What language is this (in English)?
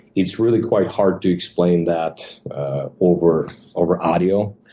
English